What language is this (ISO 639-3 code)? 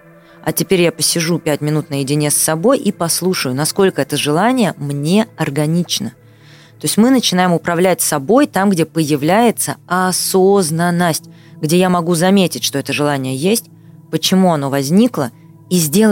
rus